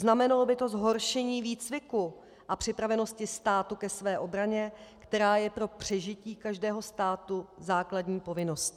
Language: Czech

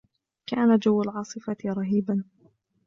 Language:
Arabic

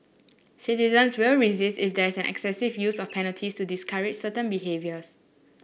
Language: English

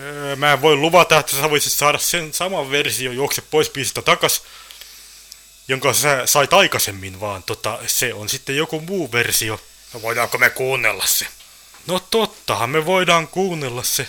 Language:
Finnish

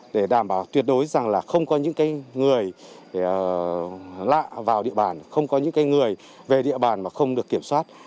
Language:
Vietnamese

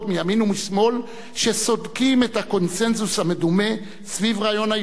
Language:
Hebrew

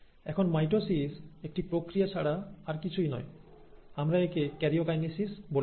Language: Bangla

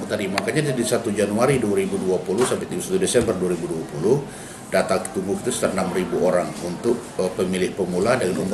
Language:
Indonesian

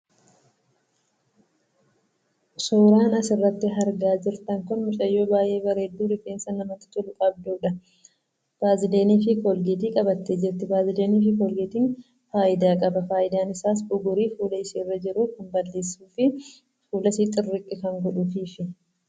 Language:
Oromo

